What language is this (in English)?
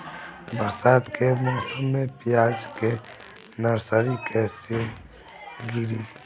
Bhojpuri